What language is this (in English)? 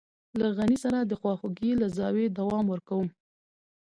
Pashto